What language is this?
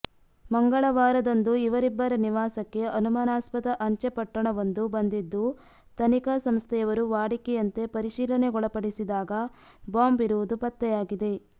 Kannada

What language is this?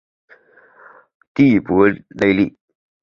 Chinese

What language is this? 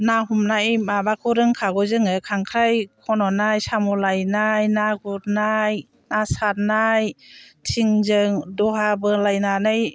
Bodo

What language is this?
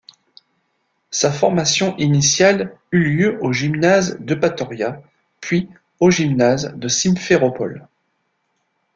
French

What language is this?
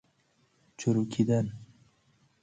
Persian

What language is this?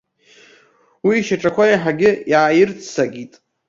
Abkhazian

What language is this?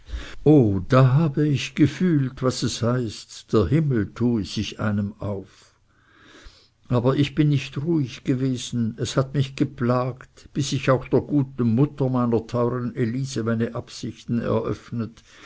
German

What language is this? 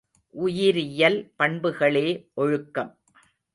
Tamil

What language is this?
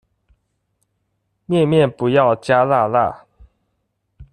Chinese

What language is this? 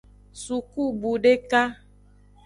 Aja (Benin)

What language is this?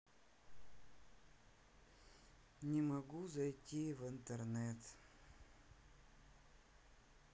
Russian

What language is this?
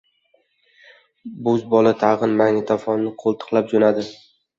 Uzbek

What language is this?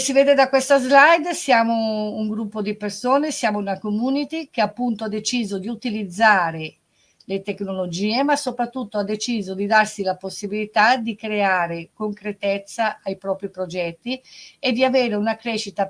Italian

